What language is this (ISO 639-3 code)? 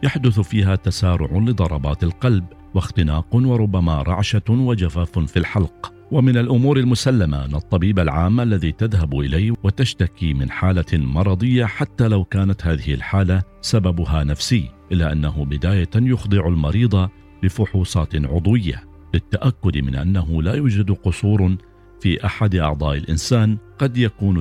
ara